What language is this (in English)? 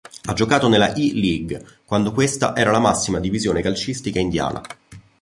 Italian